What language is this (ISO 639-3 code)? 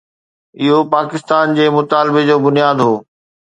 snd